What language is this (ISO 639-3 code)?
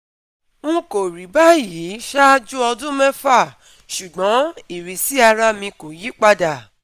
yor